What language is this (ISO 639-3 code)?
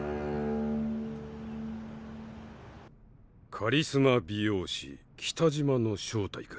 jpn